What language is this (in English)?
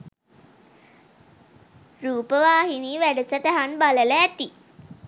Sinhala